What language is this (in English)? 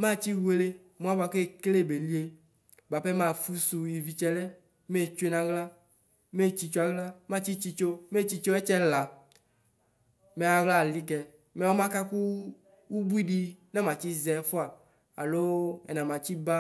Ikposo